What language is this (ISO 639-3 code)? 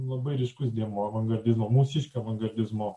lit